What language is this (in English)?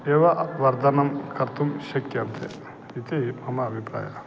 Sanskrit